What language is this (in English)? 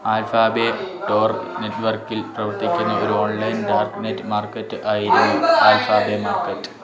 Malayalam